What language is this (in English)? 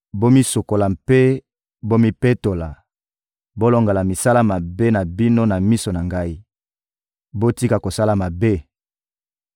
Lingala